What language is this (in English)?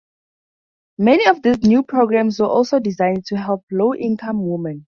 English